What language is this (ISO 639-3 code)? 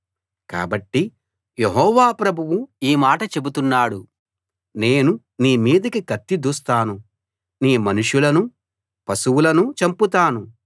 tel